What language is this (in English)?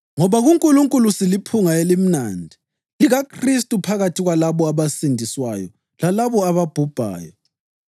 North Ndebele